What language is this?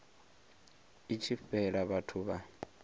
Venda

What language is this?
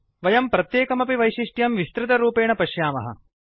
Sanskrit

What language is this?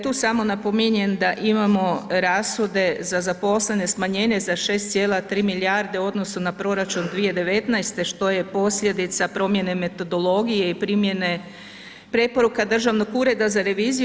Croatian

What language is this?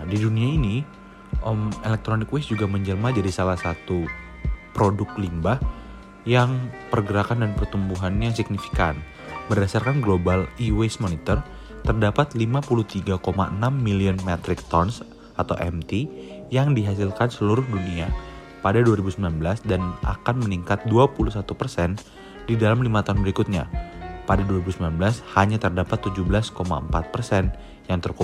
Indonesian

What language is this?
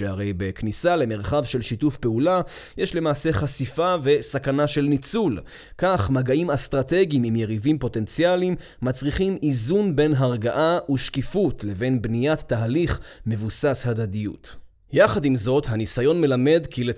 Hebrew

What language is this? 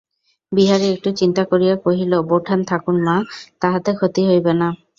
Bangla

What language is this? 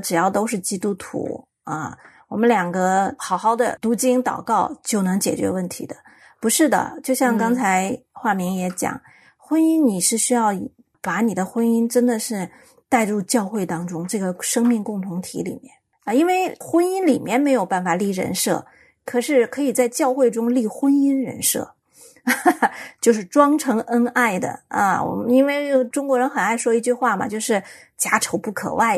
Chinese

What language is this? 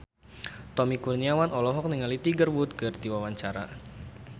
Sundanese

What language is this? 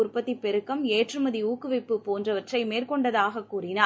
Tamil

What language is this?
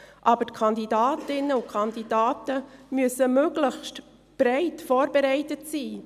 Swiss German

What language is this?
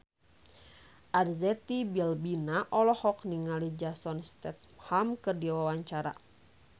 Sundanese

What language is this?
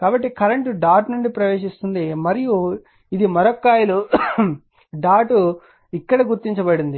Telugu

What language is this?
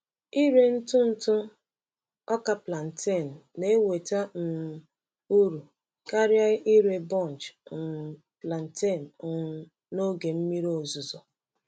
Igbo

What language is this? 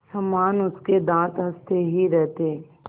Hindi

